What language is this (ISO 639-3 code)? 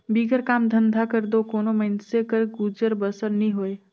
hne